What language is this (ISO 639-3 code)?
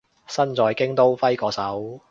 yue